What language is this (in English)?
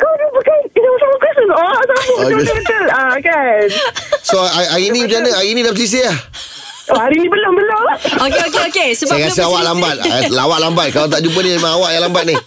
Malay